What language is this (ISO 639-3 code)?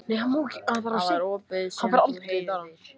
isl